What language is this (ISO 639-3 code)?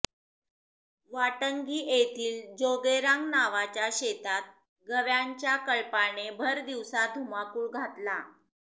mar